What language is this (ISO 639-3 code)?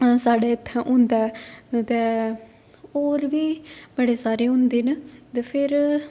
doi